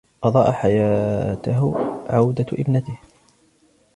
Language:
Arabic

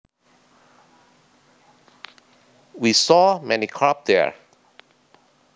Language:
Javanese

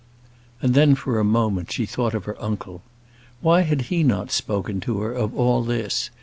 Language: English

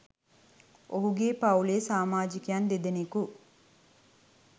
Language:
Sinhala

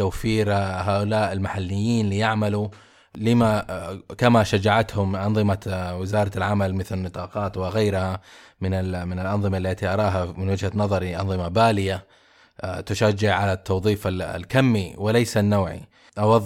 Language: Arabic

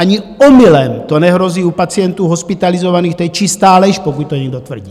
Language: Czech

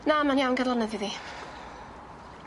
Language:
Welsh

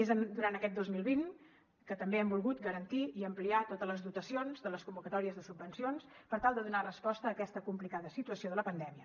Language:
Catalan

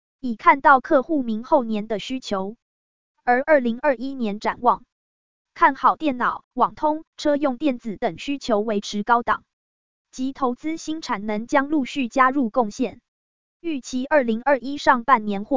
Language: Chinese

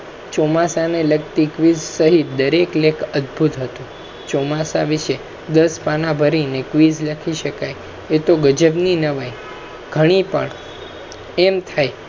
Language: Gujarati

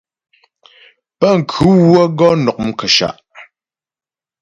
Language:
Ghomala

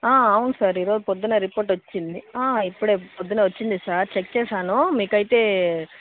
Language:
Telugu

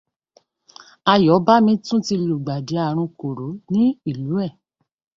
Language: Yoruba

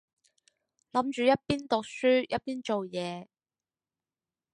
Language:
Cantonese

